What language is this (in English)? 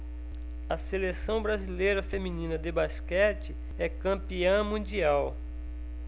Portuguese